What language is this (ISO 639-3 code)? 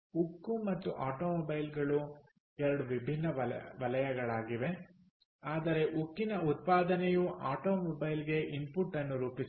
kan